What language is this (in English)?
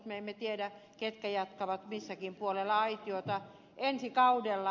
Finnish